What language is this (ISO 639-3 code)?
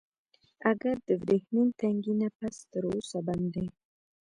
pus